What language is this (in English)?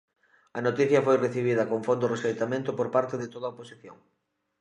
Galician